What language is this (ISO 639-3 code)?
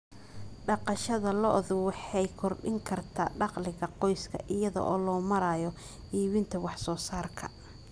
som